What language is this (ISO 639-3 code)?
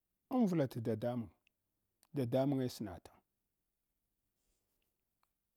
hwo